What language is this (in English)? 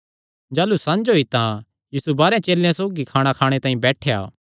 Kangri